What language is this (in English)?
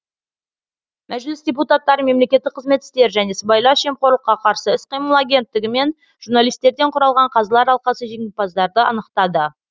Kazakh